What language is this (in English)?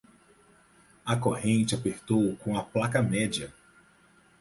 Portuguese